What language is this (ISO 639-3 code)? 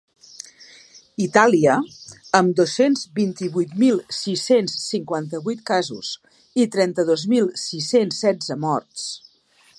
cat